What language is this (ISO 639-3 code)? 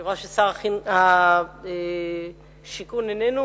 heb